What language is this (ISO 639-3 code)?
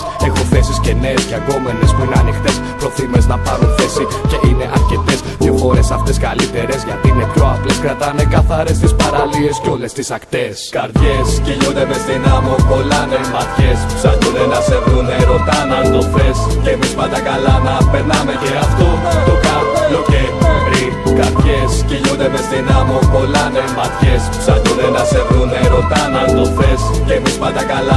ell